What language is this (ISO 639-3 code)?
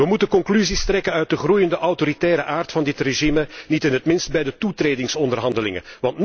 nld